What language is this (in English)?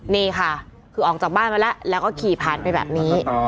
Thai